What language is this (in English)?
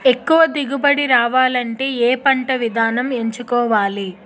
Telugu